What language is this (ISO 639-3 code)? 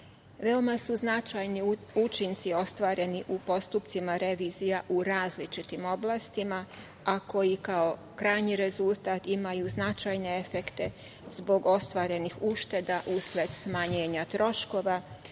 srp